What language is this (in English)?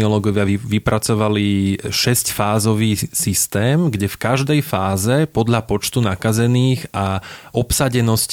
Slovak